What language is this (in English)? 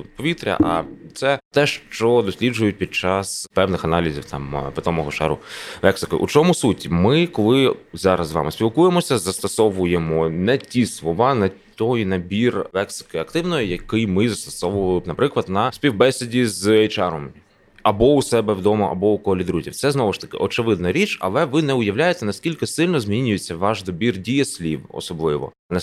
Ukrainian